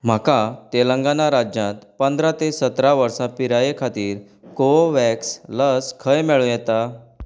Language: Konkani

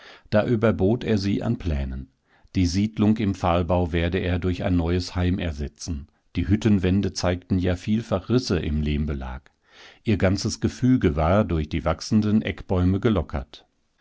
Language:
German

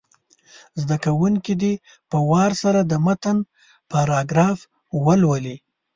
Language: Pashto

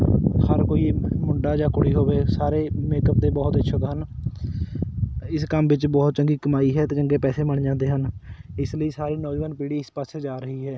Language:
Punjabi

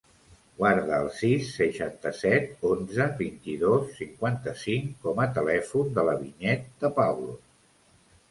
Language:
Catalan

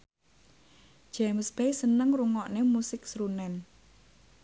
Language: Javanese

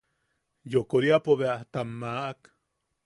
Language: Yaqui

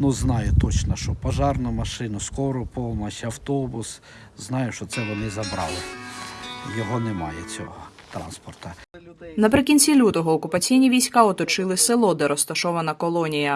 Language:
Ukrainian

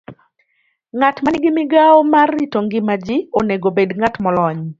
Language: Luo (Kenya and Tanzania)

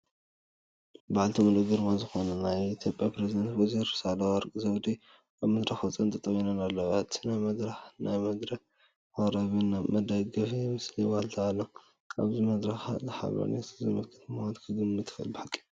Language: Tigrinya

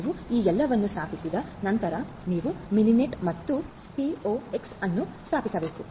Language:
Kannada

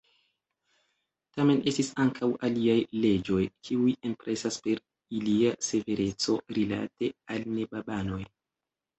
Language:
Esperanto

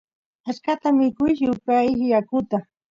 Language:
Santiago del Estero Quichua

